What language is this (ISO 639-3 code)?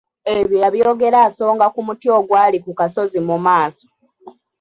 lug